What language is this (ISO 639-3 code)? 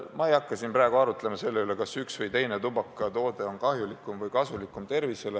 est